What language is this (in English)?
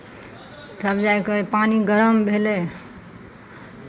Maithili